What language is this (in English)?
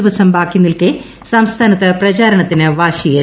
Malayalam